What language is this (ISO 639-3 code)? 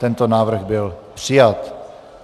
ces